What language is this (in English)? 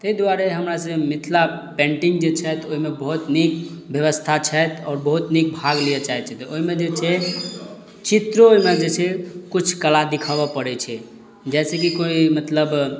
Maithili